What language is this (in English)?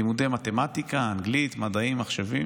Hebrew